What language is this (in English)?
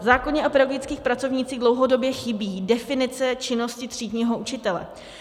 Czech